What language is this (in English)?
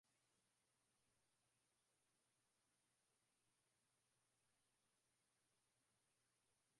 Swahili